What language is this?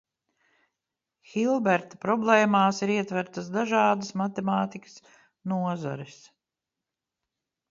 Latvian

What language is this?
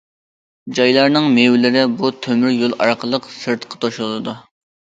Uyghur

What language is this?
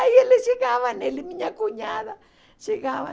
Portuguese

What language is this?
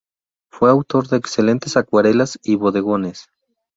Spanish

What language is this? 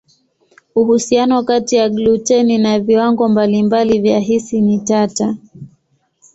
Swahili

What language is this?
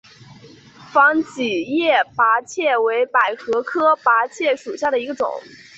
Chinese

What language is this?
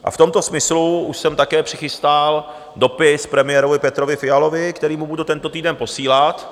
Czech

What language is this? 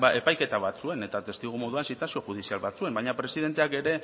Basque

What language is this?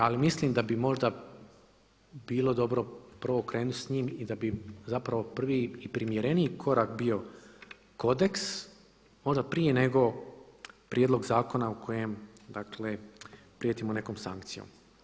Croatian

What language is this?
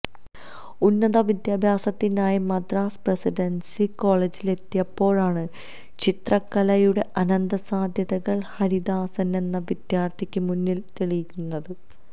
Malayalam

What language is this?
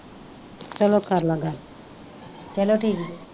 Punjabi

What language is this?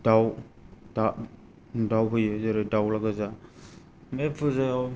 Bodo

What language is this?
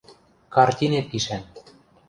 Western Mari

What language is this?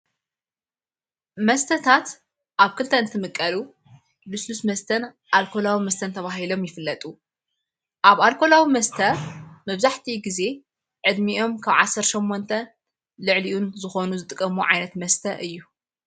Tigrinya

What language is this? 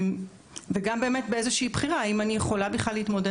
Hebrew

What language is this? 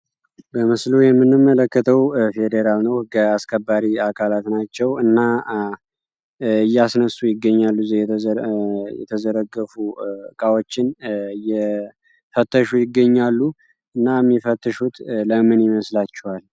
Amharic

